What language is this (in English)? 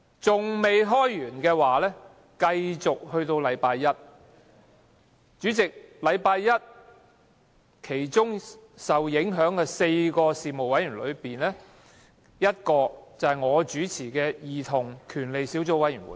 Cantonese